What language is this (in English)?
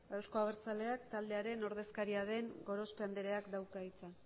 Basque